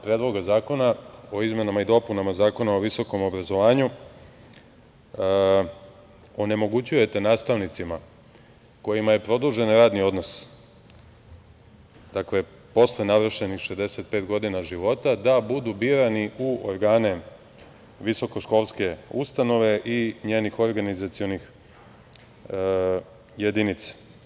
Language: Serbian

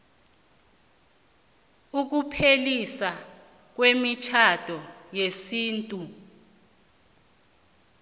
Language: South Ndebele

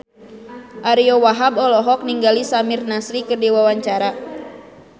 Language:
Sundanese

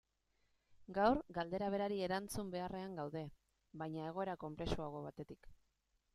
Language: Basque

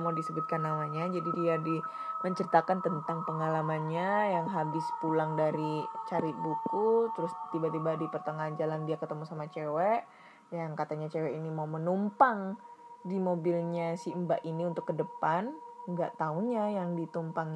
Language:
Indonesian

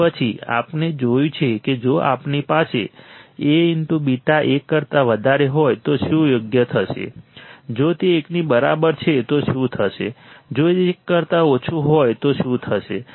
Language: Gujarati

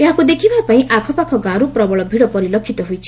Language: Odia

